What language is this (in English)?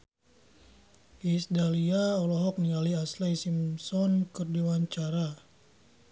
Sundanese